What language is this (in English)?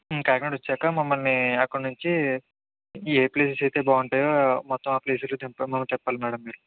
Telugu